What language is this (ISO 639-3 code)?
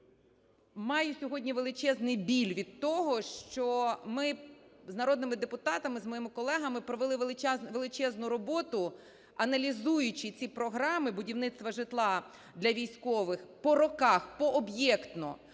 ukr